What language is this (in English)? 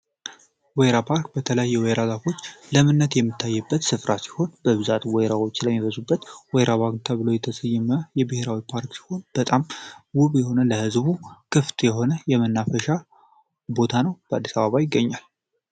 Amharic